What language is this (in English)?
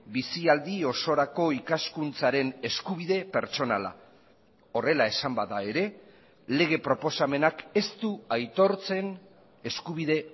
Basque